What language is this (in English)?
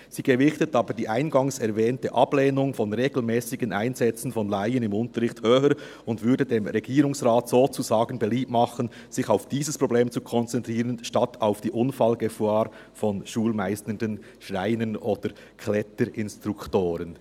Swiss German